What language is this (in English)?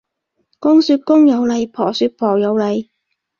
Cantonese